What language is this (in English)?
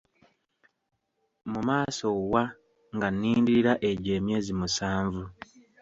Ganda